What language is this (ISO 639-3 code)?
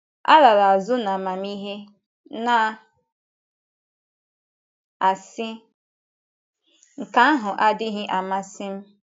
ibo